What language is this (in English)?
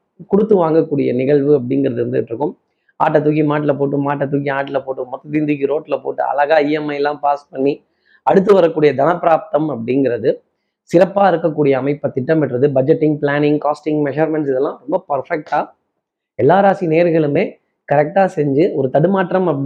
Tamil